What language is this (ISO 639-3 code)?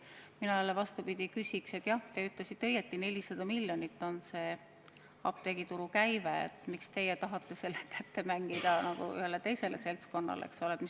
est